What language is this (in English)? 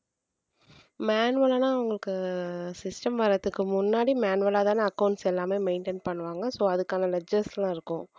Tamil